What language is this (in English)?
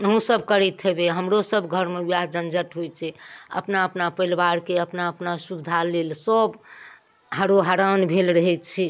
Maithili